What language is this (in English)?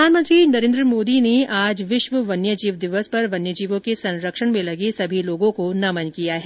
Hindi